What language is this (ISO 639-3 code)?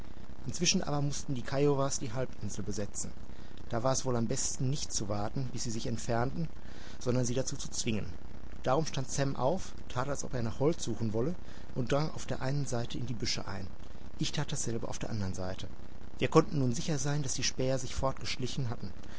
deu